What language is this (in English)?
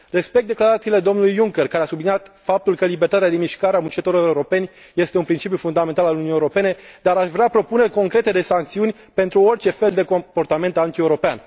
Romanian